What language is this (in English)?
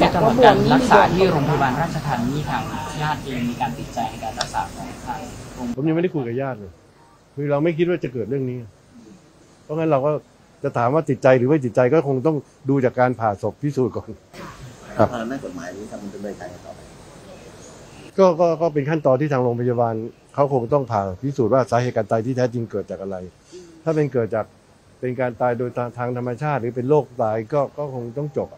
Thai